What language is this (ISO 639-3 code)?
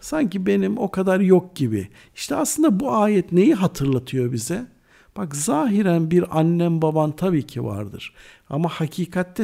tur